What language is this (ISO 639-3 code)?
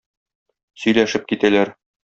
tat